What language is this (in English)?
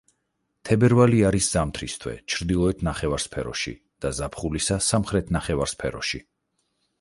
Georgian